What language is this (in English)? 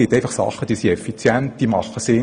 Swiss German